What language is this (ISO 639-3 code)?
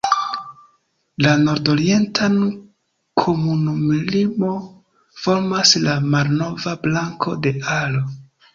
epo